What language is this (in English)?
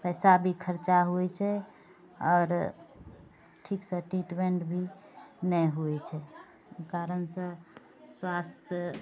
Maithili